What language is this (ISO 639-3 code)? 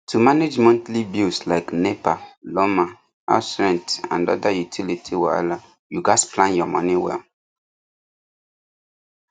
pcm